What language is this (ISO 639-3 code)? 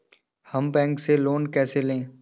hin